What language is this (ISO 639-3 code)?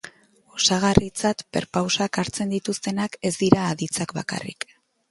eus